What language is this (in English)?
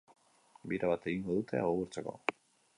Basque